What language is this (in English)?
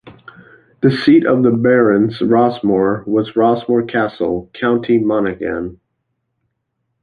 English